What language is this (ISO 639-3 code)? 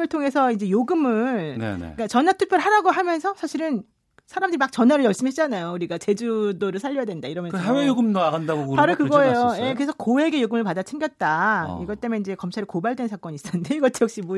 kor